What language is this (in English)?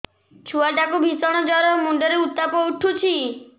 Odia